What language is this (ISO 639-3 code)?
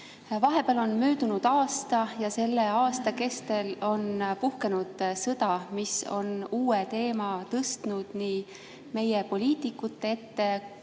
est